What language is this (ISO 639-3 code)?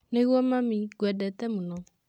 kik